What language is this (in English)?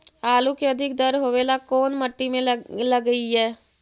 Magahi